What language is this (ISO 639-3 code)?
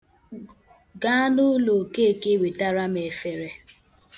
ibo